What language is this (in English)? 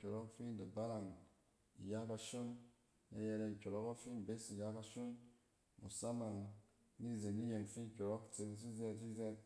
Cen